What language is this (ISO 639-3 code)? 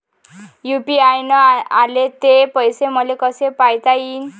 mar